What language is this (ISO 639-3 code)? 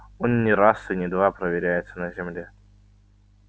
rus